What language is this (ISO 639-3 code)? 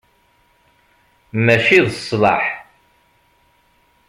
kab